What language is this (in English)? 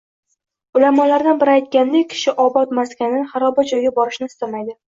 Uzbek